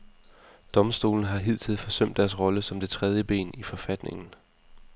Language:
Danish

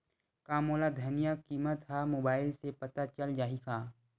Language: Chhattisgarhi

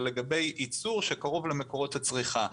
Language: Hebrew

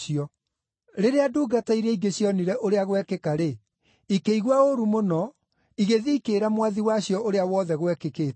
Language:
Kikuyu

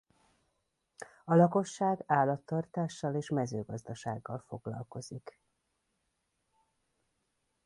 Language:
Hungarian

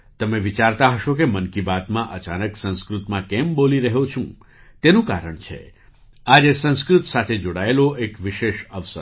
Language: Gujarati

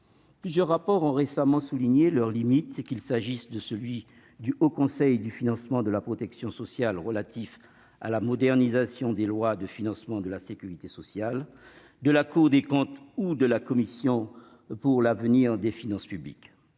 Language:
French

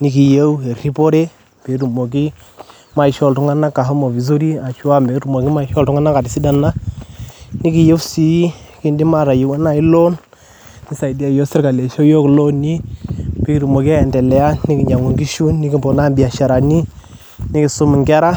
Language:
Masai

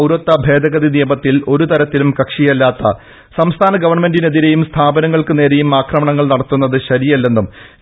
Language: Malayalam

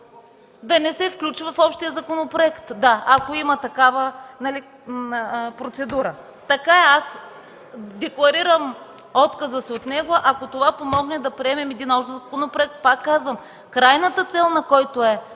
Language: Bulgarian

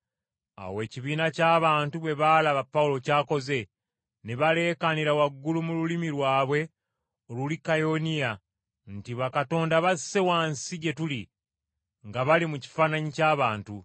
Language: Ganda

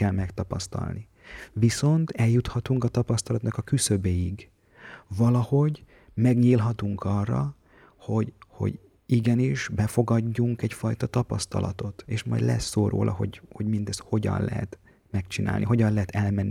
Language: Hungarian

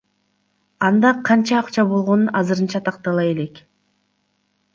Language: Kyrgyz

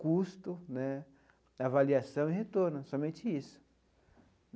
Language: Portuguese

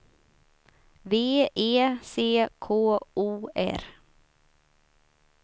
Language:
Swedish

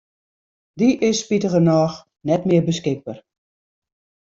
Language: Western Frisian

